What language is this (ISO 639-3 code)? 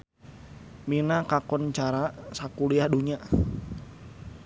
sun